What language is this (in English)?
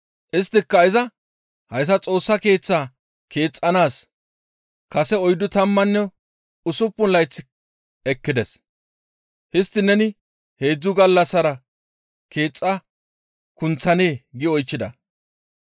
Gamo